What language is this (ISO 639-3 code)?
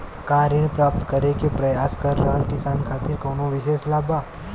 bho